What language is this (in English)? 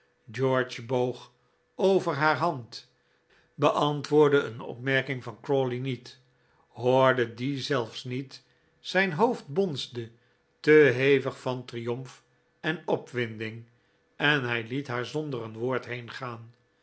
Dutch